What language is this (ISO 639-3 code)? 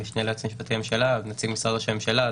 heb